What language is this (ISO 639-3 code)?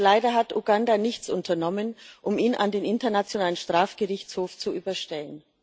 deu